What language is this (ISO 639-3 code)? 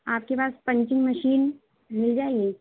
urd